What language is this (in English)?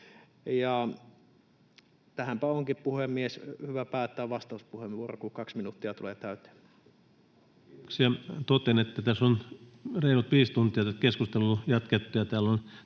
Finnish